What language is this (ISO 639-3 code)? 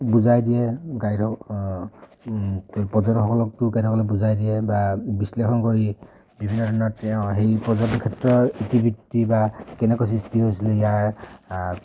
asm